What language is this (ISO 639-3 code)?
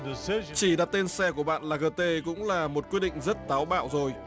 vie